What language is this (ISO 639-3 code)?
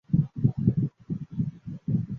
zho